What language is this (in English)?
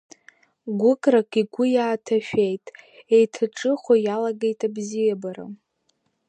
Abkhazian